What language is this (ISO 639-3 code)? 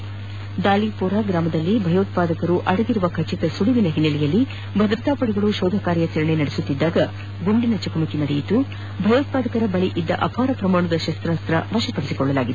kan